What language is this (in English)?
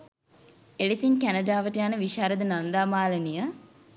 Sinhala